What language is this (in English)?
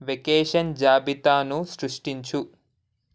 Telugu